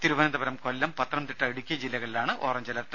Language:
Malayalam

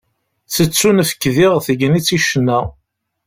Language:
Kabyle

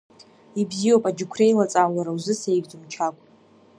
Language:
Abkhazian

